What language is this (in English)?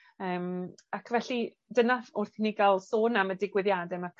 Welsh